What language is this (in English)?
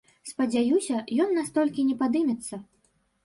Belarusian